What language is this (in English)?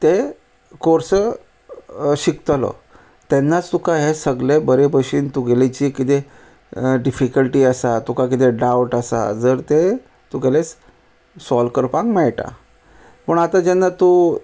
Konkani